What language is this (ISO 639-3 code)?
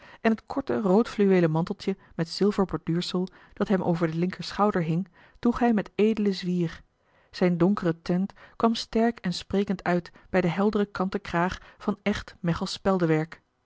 nld